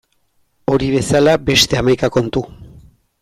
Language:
Basque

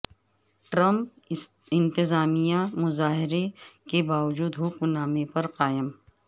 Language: Urdu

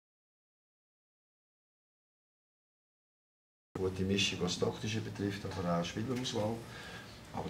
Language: German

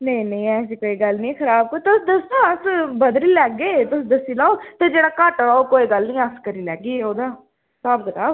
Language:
Dogri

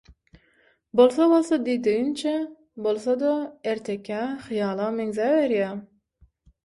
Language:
Turkmen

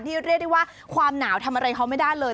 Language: Thai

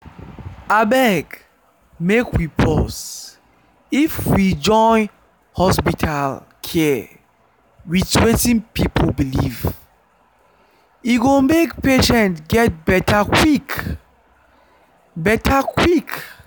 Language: Nigerian Pidgin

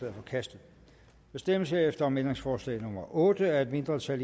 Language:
Danish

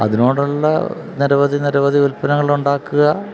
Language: Malayalam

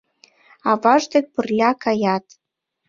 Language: Mari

